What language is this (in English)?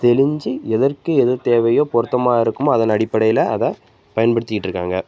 Tamil